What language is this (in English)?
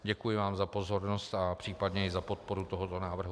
Czech